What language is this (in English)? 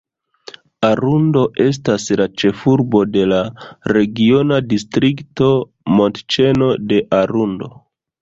Esperanto